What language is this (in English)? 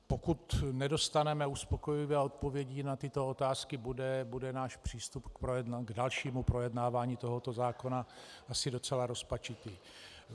Czech